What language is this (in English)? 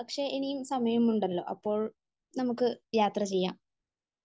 Malayalam